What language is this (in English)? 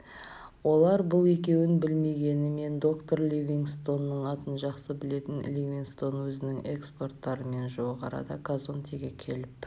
Kazakh